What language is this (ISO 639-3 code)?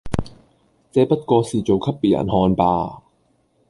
yue